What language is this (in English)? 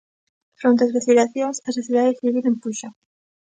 Galician